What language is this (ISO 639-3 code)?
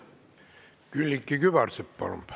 est